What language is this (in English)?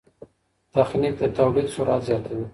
Pashto